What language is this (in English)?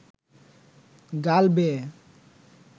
Bangla